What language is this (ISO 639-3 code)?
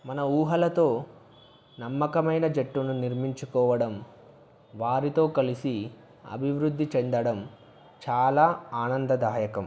tel